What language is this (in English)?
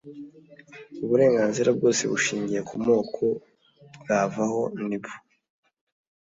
Kinyarwanda